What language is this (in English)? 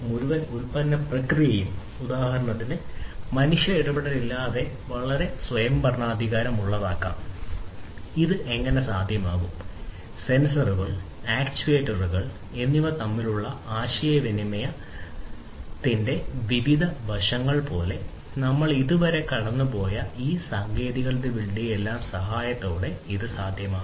Malayalam